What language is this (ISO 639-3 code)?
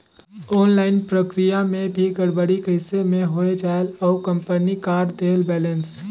hne